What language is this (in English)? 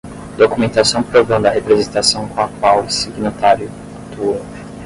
Portuguese